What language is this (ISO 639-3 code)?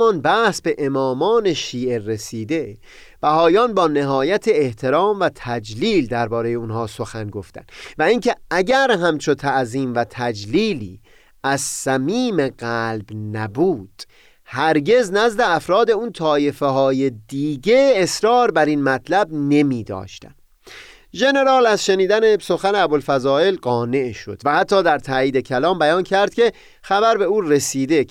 fas